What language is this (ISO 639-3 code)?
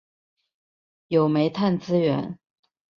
zho